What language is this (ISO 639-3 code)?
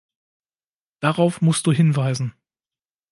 deu